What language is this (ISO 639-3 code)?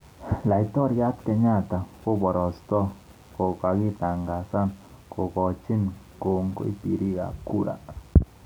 kln